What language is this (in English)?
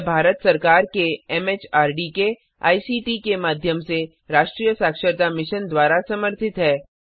Hindi